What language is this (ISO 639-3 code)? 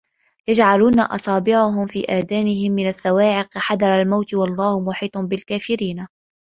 ara